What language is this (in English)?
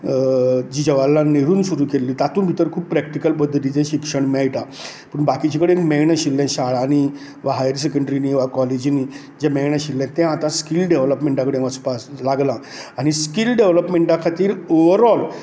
Konkani